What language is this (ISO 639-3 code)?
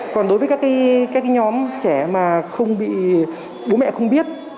vie